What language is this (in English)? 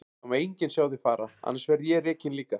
Icelandic